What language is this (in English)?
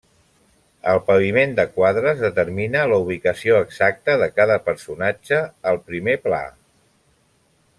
Catalan